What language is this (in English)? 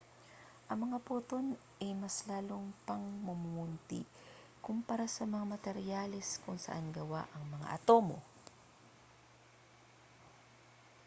Filipino